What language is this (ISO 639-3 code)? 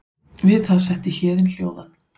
isl